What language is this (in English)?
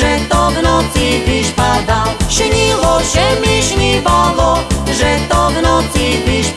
Slovak